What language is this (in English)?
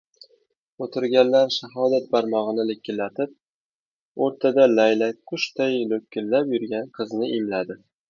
Uzbek